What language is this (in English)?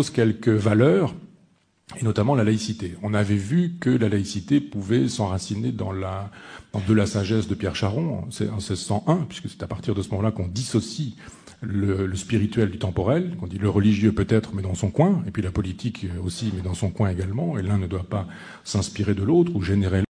French